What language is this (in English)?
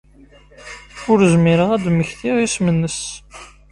Kabyle